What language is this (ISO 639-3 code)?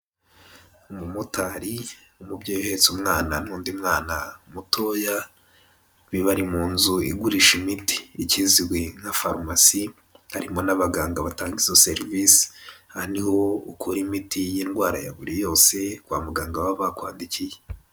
kin